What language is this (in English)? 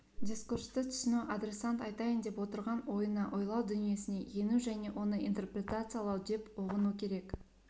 Kazakh